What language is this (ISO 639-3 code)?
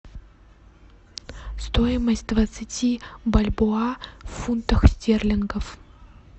rus